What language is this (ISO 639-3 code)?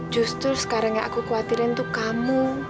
ind